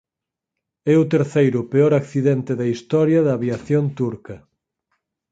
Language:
Galician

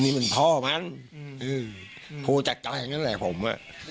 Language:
Thai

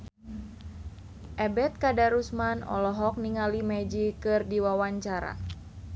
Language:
Sundanese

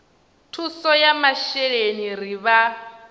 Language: Venda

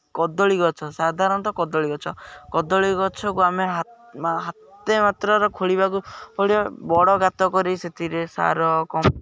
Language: Odia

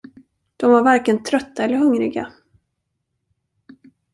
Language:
Swedish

